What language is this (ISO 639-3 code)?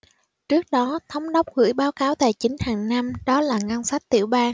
vie